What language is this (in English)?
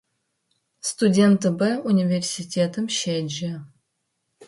Adyghe